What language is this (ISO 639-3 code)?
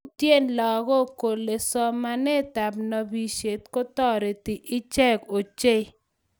kln